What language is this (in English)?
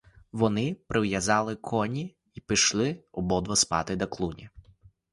Ukrainian